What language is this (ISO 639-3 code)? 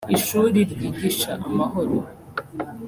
kin